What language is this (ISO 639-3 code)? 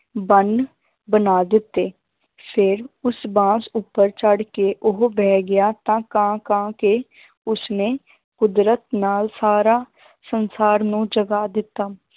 pan